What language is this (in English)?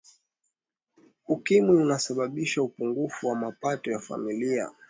Swahili